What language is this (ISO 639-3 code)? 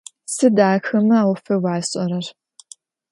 ady